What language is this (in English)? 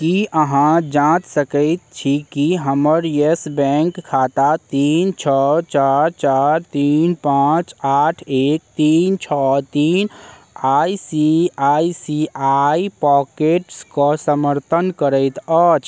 Maithili